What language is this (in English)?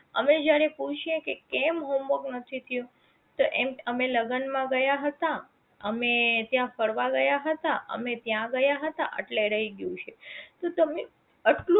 Gujarati